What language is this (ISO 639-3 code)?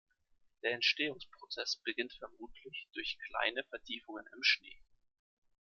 deu